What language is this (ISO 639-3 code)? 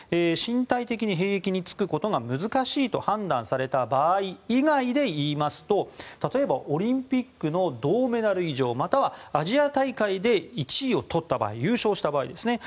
jpn